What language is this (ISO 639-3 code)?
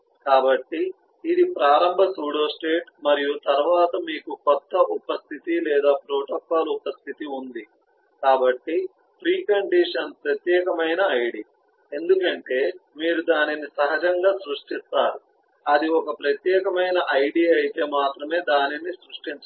tel